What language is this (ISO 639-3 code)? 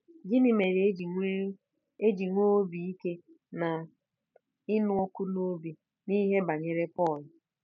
ibo